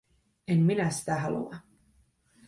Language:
Finnish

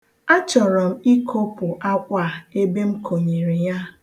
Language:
Igbo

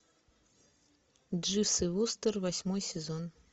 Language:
Russian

